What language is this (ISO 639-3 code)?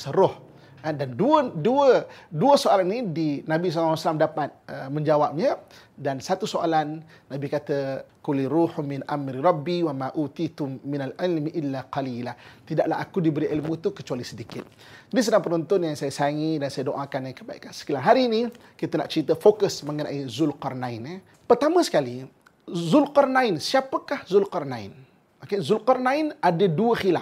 msa